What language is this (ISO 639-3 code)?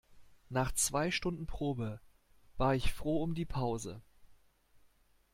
deu